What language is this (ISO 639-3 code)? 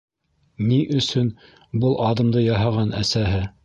bak